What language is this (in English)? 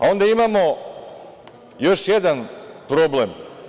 Serbian